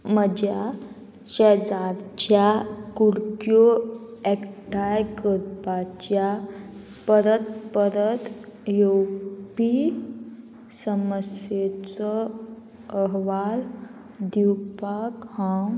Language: Konkani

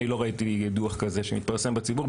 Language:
Hebrew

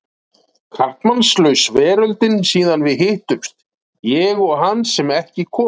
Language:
Icelandic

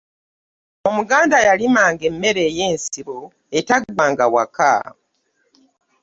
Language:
Ganda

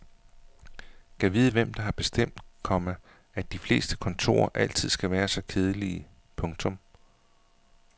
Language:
Danish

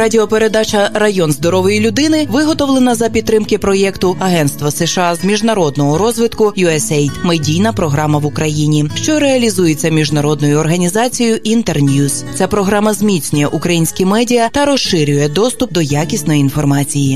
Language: Ukrainian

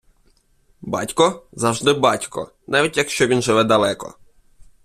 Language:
Ukrainian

